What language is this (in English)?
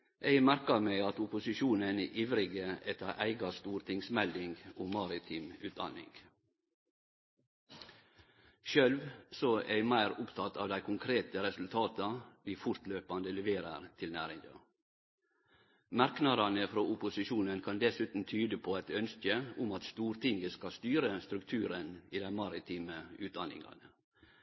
Norwegian Nynorsk